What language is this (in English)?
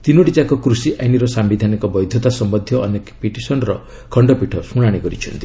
Odia